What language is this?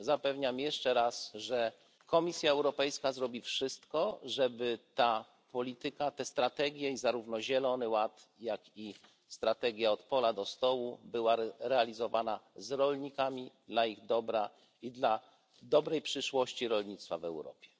Polish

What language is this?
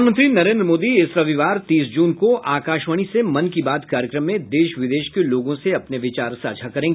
Hindi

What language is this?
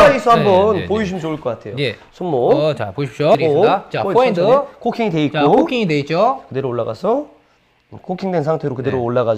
Korean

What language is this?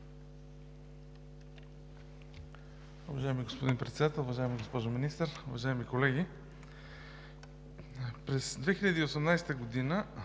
Bulgarian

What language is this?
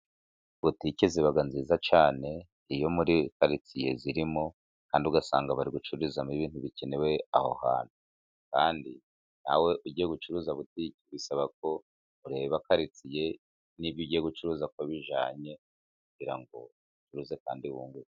Kinyarwanda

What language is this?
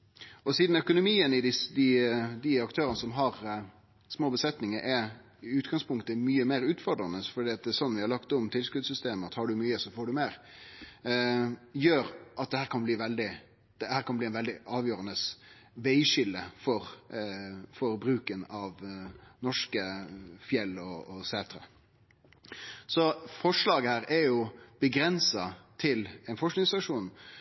Norwegian Nynorsk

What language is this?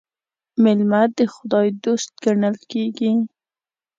Pashto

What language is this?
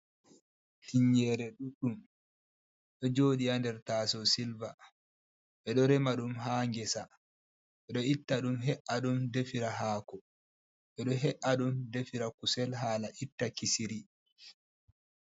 Fula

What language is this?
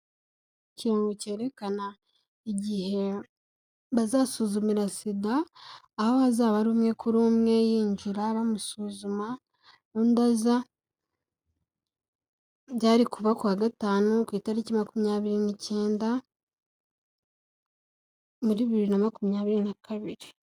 Kinyarwanda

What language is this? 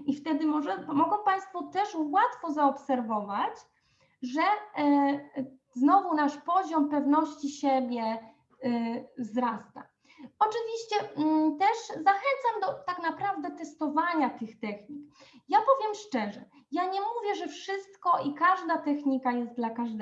Polish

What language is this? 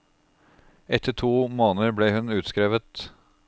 Norwegian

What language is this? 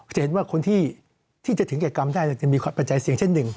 Thai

